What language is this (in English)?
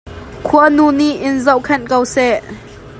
Hakha Chin